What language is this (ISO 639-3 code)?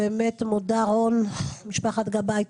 heb